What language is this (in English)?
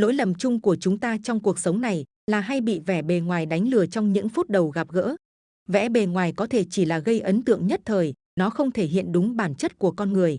Vietnamese